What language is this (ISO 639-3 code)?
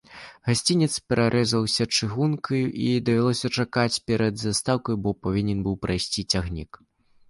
bel